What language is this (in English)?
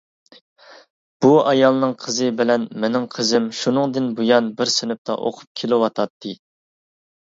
Uyghur